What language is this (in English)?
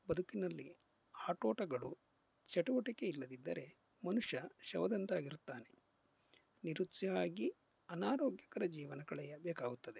Kannada